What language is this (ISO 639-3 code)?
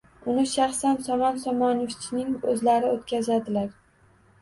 uzb